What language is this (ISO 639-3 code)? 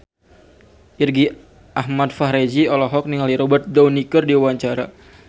sun